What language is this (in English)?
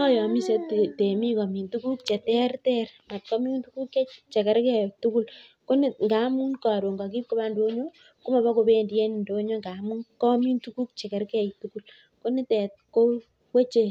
Kalenjin